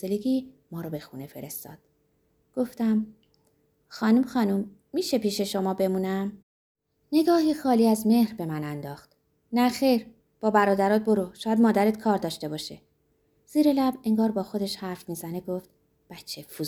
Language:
Persian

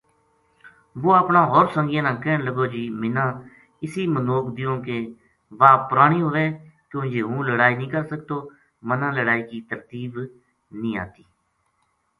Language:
Gujari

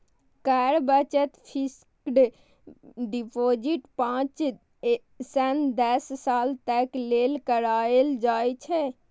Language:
Maithili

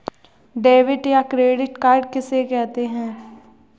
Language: Hindi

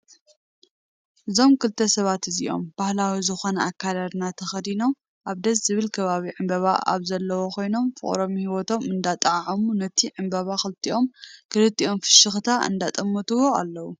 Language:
Tigrinya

